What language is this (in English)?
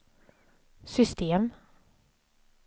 Swedish